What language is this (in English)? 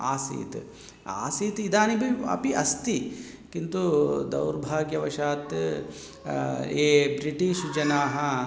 Sanskrit